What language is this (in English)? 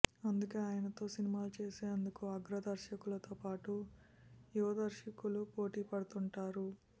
Telugu